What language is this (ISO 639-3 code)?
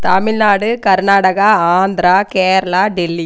tam